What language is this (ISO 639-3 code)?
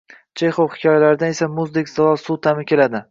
uzb